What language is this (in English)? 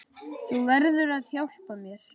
Icelandic